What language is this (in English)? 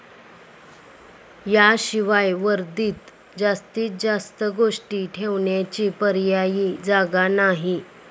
Marathi